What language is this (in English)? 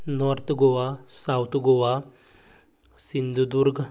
Konkani